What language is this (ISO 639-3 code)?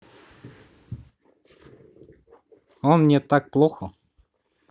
rus